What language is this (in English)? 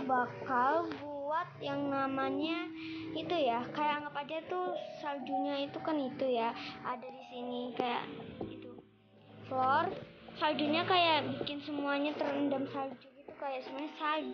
Indonesian